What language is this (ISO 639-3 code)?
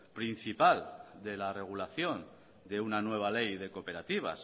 spa